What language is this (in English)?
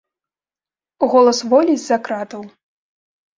Belarusian